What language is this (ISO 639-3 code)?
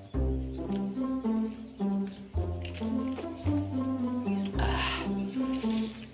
ind